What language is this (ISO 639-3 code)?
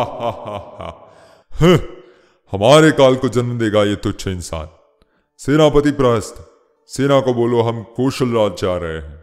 hin